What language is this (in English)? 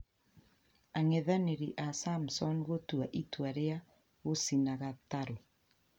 Kikuyu